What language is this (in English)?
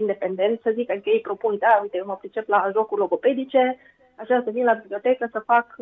Romanian